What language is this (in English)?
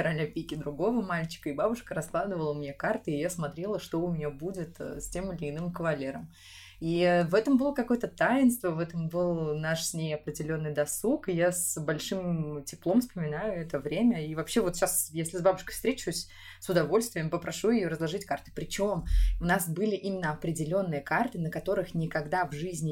Russian